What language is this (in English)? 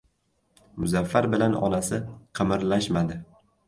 Uzbek